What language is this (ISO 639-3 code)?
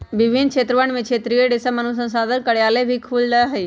mag